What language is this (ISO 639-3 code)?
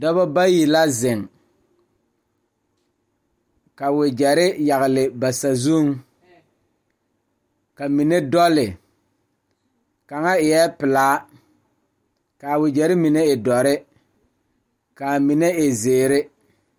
dga